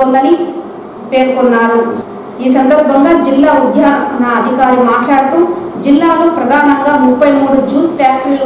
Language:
Arabic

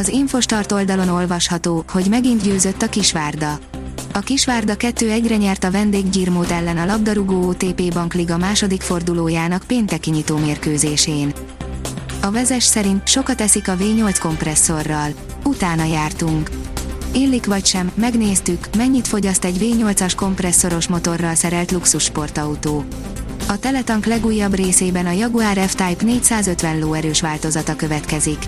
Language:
Hungarian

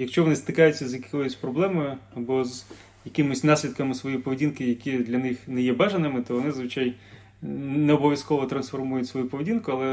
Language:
Ukrainian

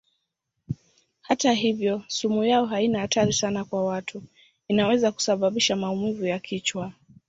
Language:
Swahili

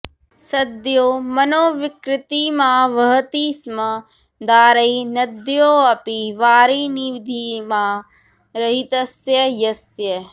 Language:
Sanskrit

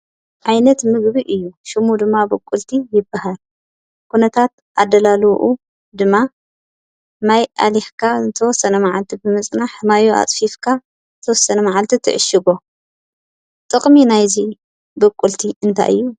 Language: Tigrinya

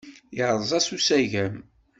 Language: Kabyle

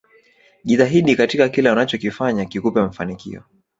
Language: Swahili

